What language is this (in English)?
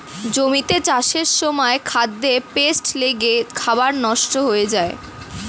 Bangla